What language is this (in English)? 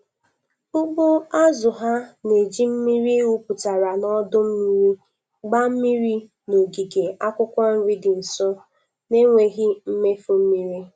Igbo